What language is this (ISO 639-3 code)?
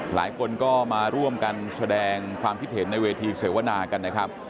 tha